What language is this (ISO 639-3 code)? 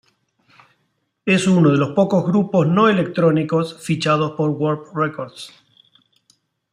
spa